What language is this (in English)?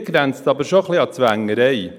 Swiss German